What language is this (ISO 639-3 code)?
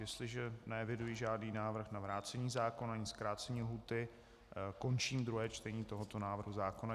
ces